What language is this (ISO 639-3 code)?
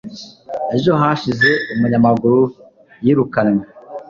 kin